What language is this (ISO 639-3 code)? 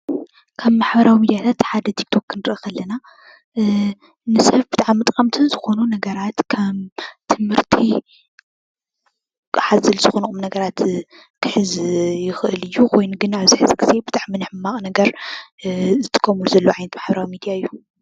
tir